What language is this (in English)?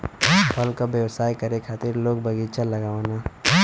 Bhojpuri